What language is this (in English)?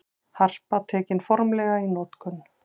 Icelandic